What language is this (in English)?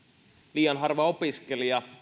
Finnish